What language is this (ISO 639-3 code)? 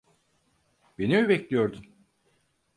tur